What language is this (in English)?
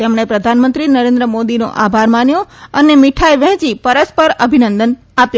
Gujarati